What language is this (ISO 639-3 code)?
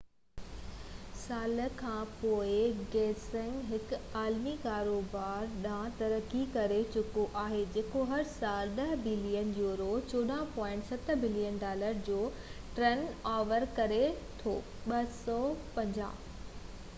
snd